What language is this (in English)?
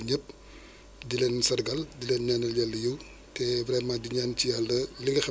Wolof